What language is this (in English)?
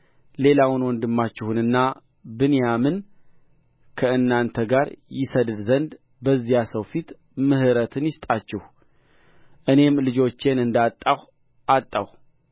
Amharic